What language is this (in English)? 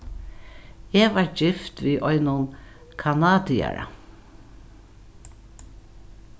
Faroese